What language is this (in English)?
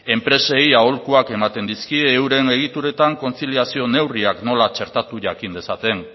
Basque